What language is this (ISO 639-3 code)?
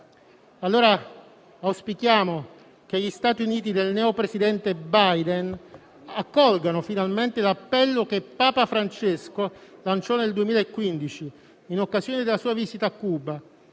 ita